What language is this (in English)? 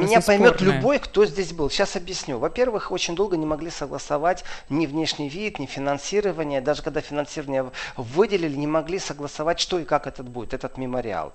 Russian